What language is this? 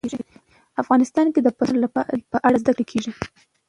Pashto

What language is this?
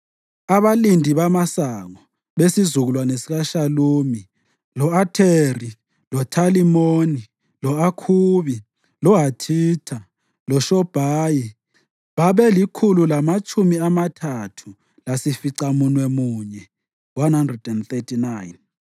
North Ndebele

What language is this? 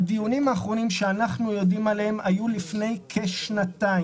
Hebrew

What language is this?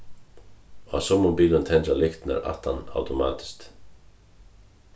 Faroese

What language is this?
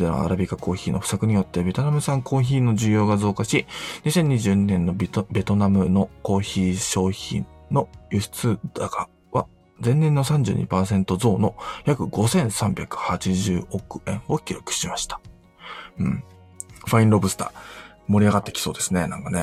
Japanese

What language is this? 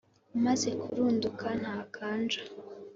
Kinyarwanda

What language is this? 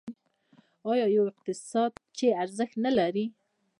Pashto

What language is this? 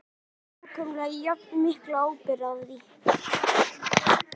Icelandic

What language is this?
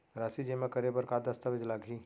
Chhattisgarhi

